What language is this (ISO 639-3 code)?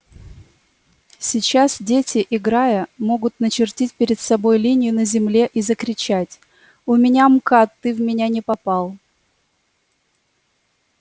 rus